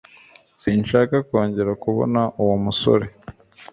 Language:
Kinyarwanda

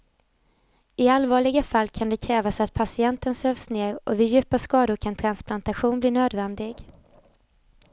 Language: Swedish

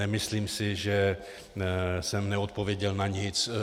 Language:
Czech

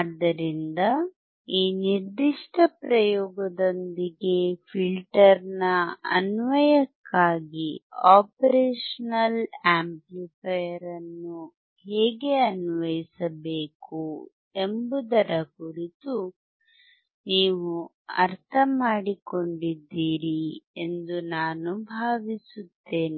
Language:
Kannada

